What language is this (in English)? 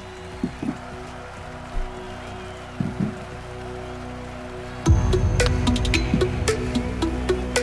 Hebrew